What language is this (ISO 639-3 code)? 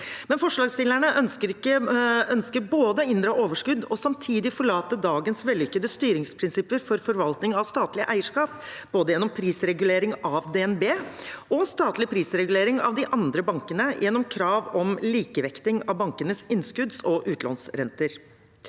nor